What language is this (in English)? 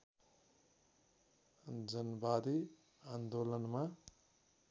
Nepali